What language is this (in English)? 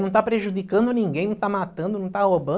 Portuguese